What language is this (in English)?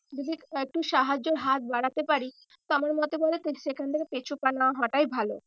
Bangla